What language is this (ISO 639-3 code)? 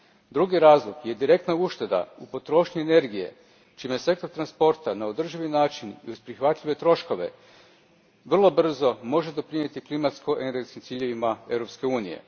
hrv